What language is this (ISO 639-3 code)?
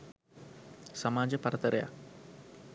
sin